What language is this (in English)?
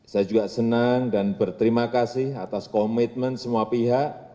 Indonesian